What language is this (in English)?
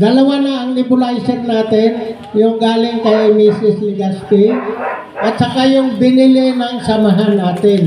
Filipino